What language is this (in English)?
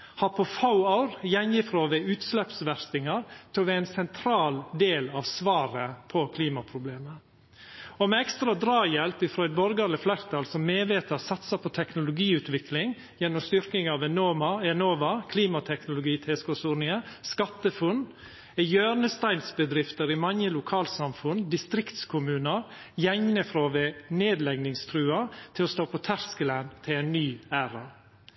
Norwegian Nynorsk